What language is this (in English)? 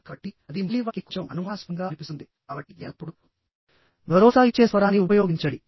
Telugu